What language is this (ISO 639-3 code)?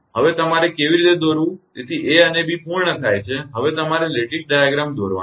guj